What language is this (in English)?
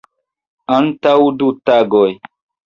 Esperanto